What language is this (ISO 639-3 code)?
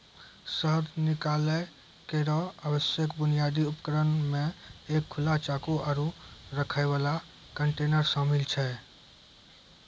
mai